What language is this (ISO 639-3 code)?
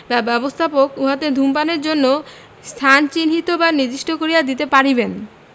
ben